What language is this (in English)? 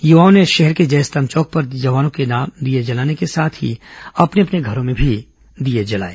Hindi